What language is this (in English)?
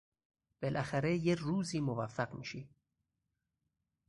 Persian